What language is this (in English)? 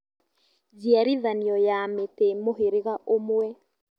Kikuyu